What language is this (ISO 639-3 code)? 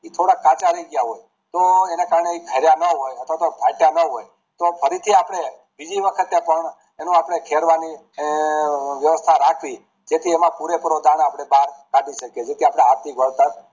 guj